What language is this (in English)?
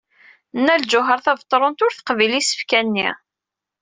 Kabyle